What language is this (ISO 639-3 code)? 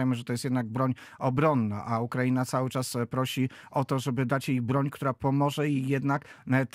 pol